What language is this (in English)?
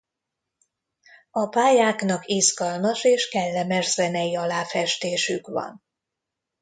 Hungarian